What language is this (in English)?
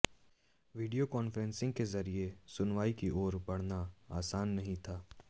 Hindi